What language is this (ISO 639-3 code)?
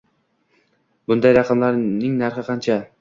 uzb